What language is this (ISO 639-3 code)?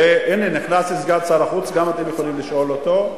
heb